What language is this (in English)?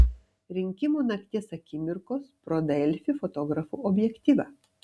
Lithuanian